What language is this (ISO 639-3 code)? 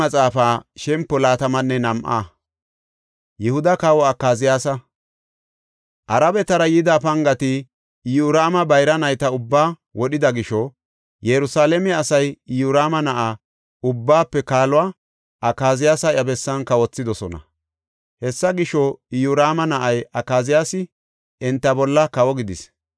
gof